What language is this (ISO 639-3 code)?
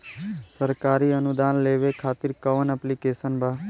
bho